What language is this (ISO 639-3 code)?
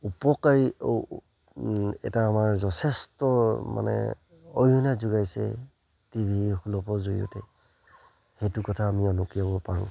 asm